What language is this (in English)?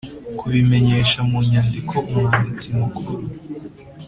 Kinyarwanda